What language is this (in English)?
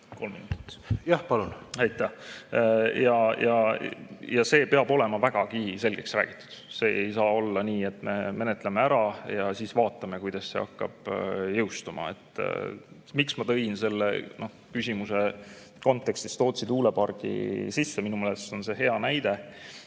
Estonian